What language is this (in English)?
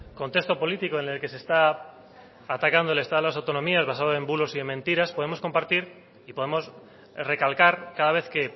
Spanish